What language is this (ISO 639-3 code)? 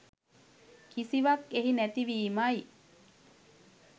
sin